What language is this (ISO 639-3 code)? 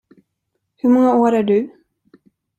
swe